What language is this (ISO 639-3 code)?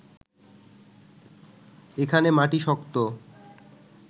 ben